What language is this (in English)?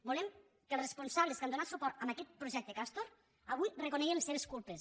Catalan